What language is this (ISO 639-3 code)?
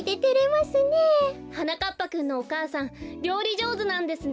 jpn